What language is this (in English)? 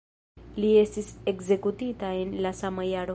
Esperanto